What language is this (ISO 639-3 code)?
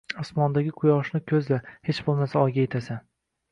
uzb